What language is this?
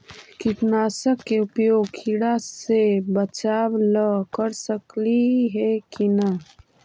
Magahi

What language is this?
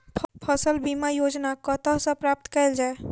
Maithili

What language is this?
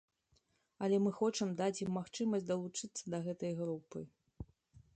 Belarusian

